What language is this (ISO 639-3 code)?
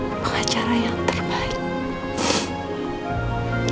ind